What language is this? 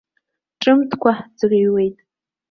Abkhazian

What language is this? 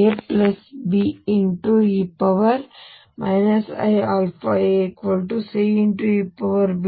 Kannada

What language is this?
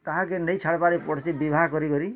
Odia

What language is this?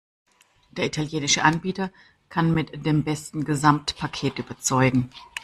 German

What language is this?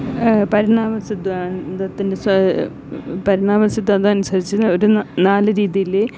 Malayalam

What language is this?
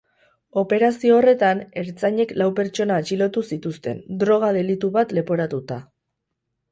Basque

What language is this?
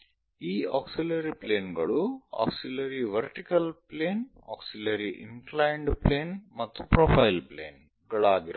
Kannada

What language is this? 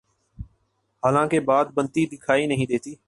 Urdu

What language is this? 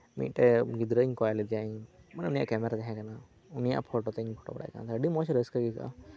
Santali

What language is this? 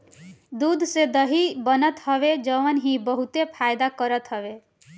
Bhojpuri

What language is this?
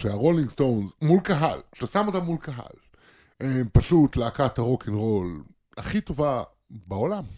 Hebrew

